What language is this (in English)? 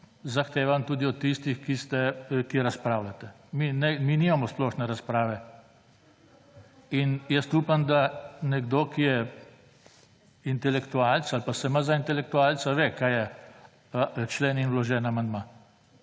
Slovenian